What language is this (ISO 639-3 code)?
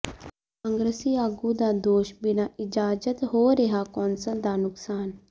pan